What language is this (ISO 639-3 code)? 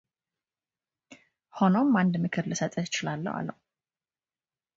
amh